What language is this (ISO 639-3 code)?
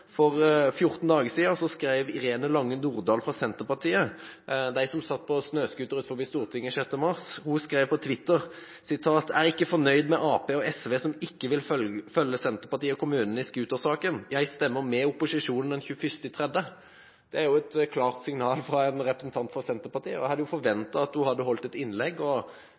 nob